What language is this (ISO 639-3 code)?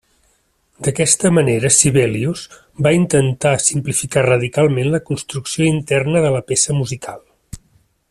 cat